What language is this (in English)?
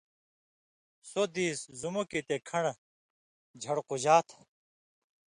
Indus Kohistani